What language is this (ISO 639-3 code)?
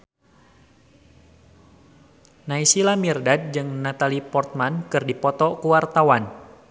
sun